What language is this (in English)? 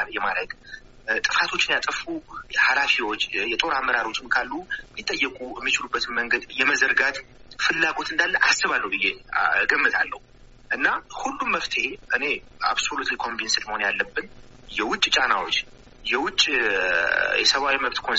Amharic